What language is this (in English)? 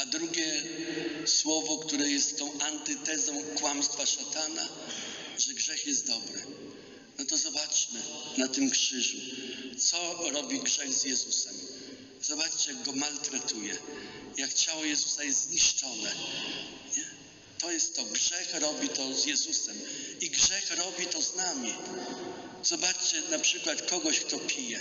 Polish